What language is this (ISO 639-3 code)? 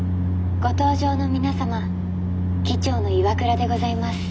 jpn